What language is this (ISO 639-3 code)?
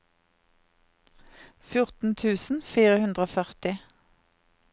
nor